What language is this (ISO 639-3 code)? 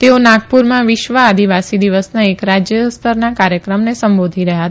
guj